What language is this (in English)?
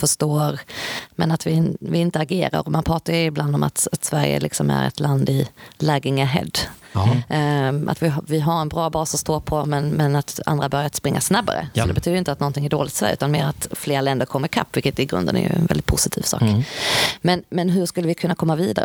Swedish